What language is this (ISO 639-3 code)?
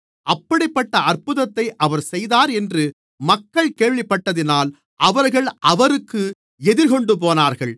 tam